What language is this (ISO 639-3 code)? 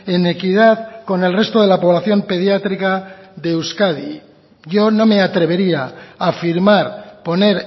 spa